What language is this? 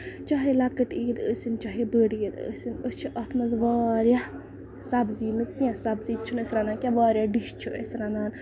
Kashmiri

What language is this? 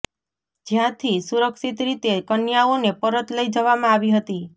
Gujarati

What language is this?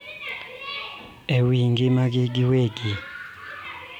Luo (Kenya and Tanzania)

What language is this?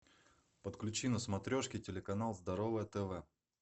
Russian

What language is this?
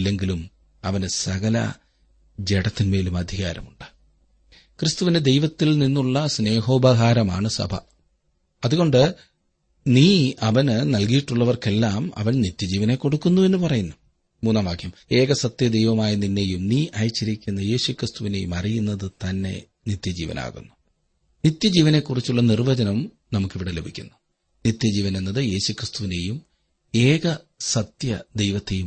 Malayalam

